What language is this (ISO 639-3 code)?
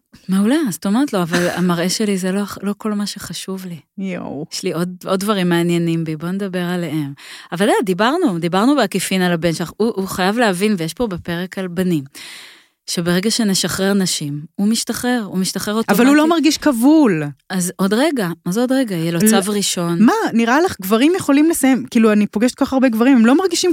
heb